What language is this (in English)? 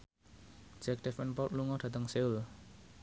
Javanese